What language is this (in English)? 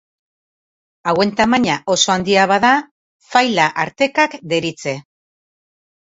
Basque